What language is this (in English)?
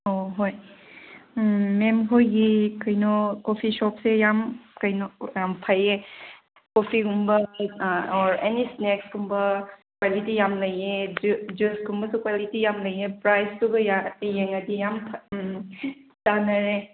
Manipuri